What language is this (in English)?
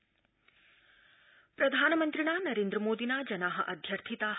Sanskrit